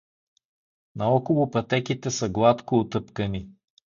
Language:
Bulgarian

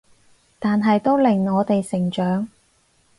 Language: Cantonese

